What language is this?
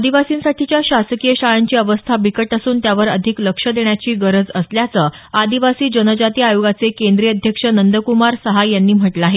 Marathi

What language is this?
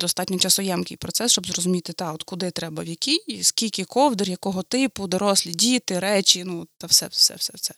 Ukrainian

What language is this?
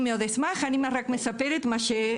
Hebrew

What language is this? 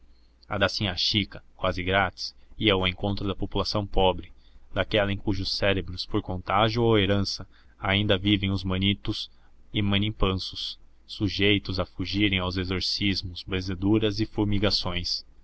Portuguese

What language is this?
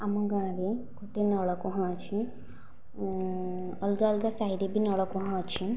Odia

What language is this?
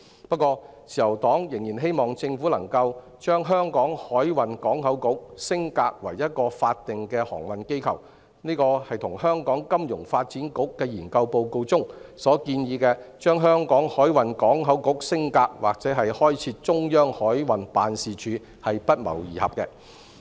Cantonese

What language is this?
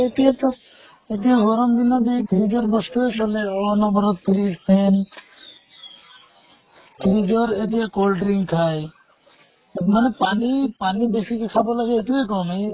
Assamese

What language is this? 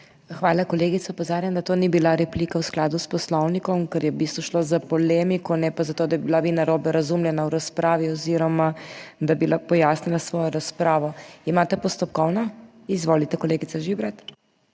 Slovenian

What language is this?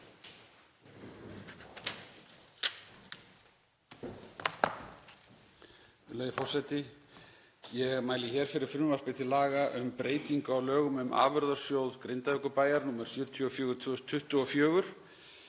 Icelandic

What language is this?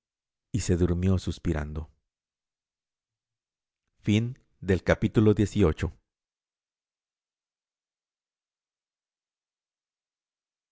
Spanish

